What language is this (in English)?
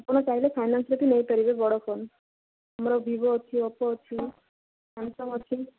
Odia